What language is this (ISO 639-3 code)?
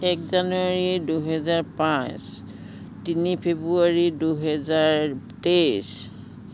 asm